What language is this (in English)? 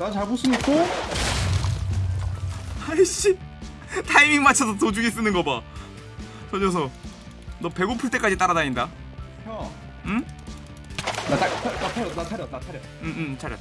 Korean